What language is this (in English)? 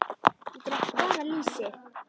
Icelandic